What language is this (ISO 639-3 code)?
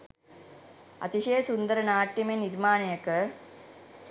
sin